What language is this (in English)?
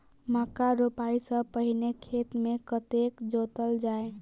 Maithili